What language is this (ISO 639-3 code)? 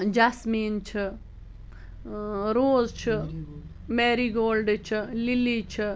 kas